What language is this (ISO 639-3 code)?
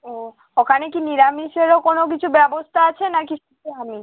ben